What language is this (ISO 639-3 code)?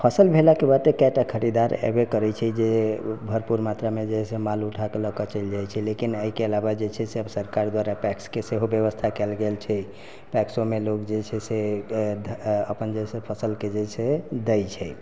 mai